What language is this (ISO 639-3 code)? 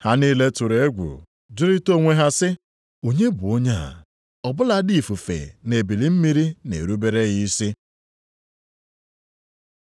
ibo